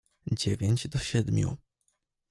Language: Polish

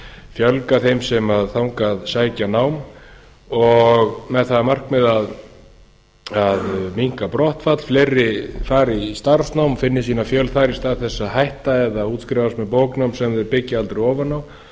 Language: Icelandic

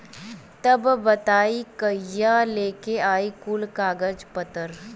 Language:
Bhojpuri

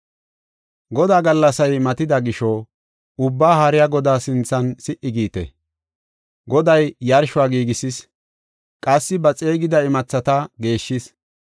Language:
Gofa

